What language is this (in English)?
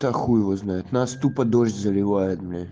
Russian